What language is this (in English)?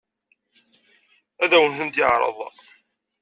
Kabyle